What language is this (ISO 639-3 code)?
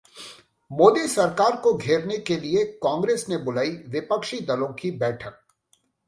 hin